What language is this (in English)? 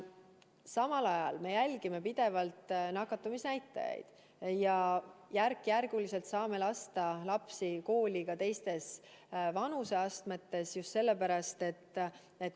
Estonian